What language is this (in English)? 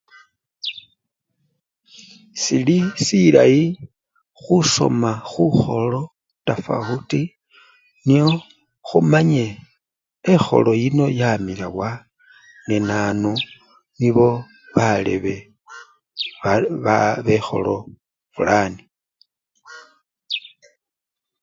Luyia